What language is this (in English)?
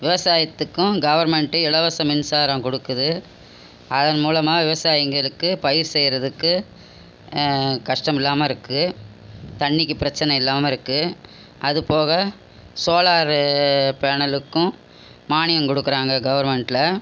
Tamil